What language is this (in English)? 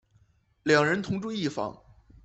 Chinese